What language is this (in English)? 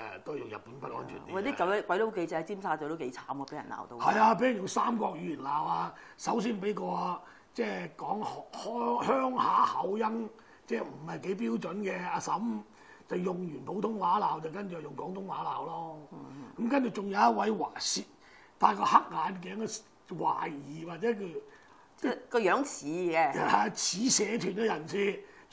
Chinese